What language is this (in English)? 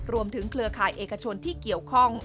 Thai